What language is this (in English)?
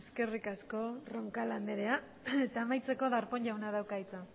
Basque